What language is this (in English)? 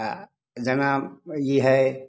Maithili